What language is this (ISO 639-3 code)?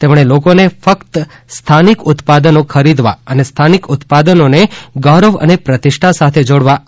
guj